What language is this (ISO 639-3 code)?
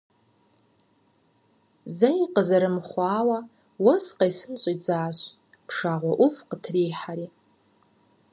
kbd